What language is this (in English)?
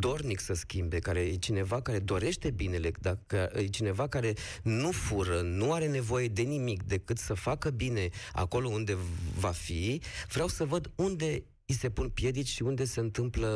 Romanian